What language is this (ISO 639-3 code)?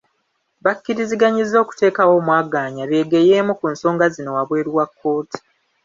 lug